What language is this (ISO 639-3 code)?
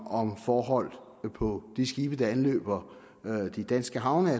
dan